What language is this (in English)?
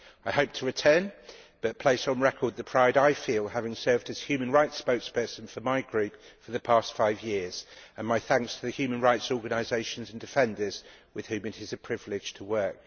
English